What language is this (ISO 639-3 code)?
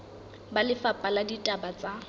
sot